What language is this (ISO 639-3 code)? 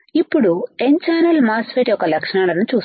tel